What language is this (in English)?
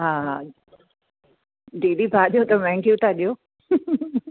Sindhi